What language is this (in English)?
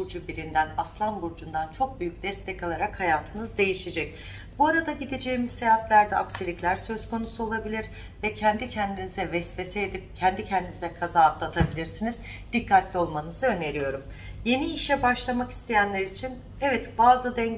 Turkish